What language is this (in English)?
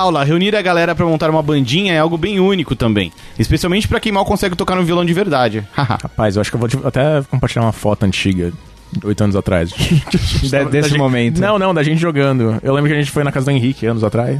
Portuguese